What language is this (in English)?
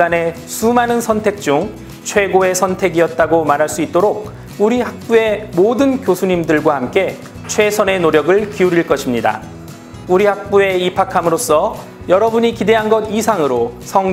Korean